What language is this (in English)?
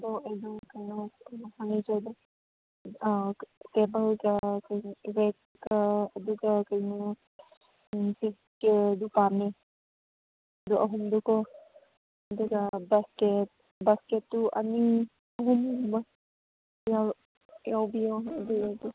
Manipuri